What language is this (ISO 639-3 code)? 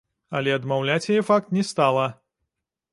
bel